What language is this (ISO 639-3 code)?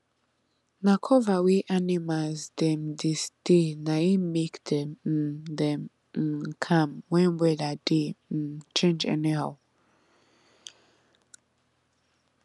pcm